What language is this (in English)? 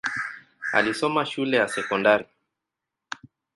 Swahili